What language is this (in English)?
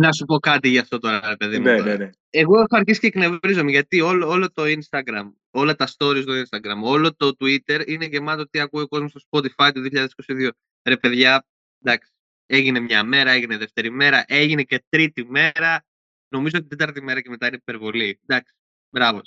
Greek